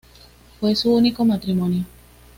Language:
Spanish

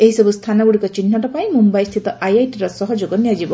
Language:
Odia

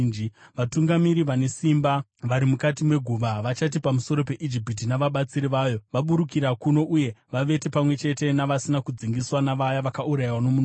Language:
Shona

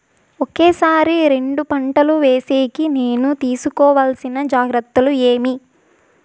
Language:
Telugu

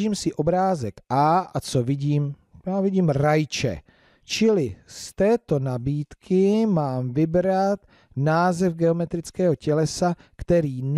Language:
Czech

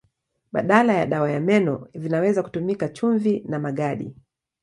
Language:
Swahili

